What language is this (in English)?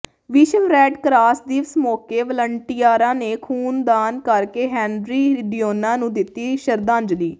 Punjabi